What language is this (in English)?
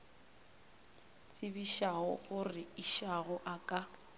Northern Sotho